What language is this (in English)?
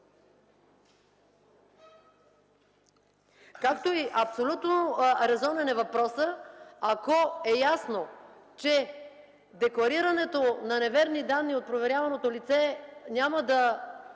Bulgarian